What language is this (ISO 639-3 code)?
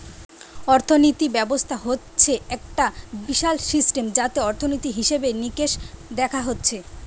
ben